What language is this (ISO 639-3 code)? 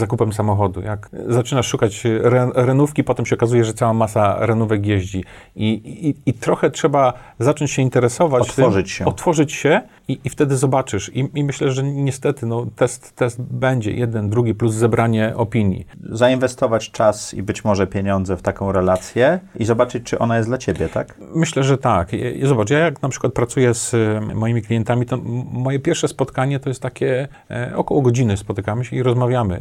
pol